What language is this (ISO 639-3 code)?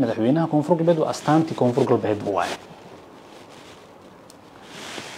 ara